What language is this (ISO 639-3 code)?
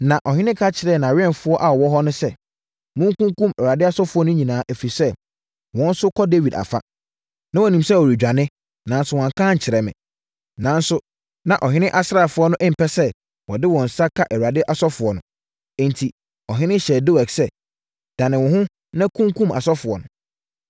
aka